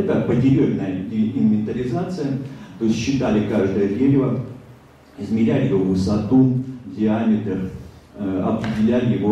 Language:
Russian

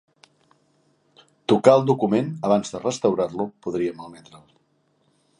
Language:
Catalan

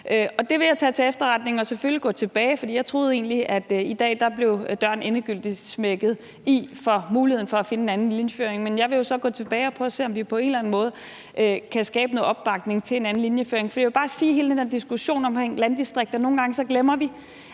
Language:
Danish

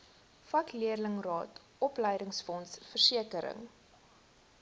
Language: Afrikaans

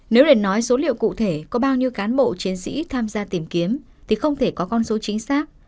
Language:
Vietnamese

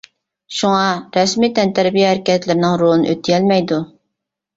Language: Uyghur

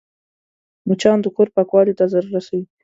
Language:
Pashto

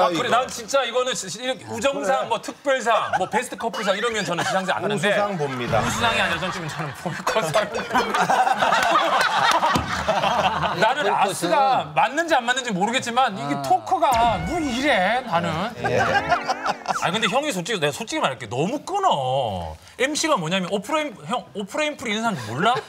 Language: Korean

